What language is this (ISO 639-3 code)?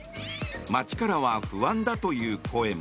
jpn